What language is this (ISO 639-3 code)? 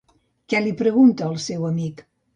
cat